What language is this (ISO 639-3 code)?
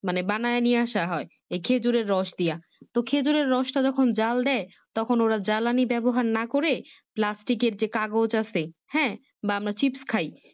ben